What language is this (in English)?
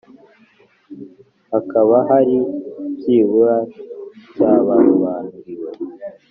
Kinyarwanda